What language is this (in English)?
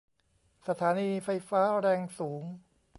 Thai